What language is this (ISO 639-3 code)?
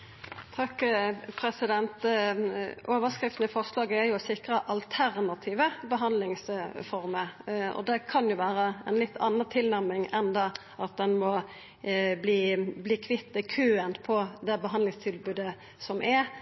nno